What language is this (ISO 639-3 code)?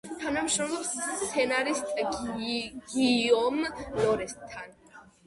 kat